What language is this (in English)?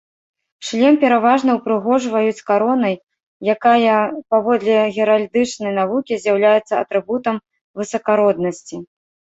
Belarusian